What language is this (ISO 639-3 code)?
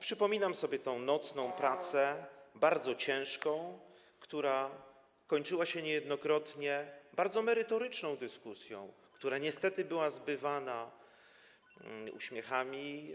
pol